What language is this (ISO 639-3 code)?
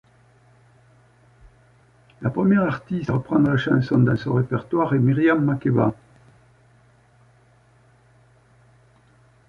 fra